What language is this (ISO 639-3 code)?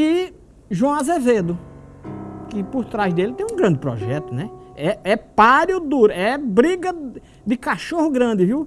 por